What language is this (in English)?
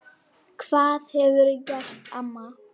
Icelandic